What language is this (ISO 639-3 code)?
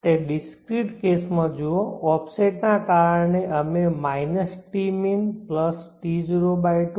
guj